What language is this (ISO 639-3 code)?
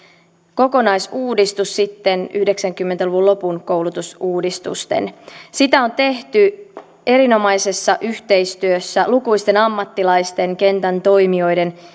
fin